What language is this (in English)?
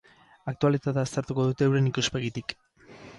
Basque